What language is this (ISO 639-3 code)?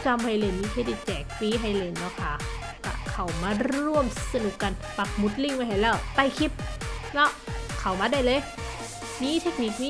tha